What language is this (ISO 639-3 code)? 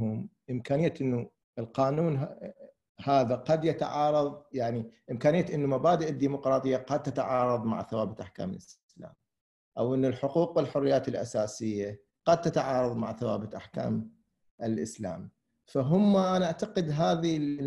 ara